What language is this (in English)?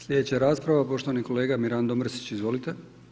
Croatian